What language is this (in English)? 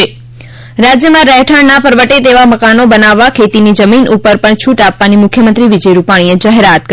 Gujarati